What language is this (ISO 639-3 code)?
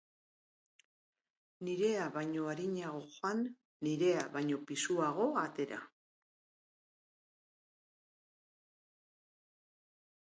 eus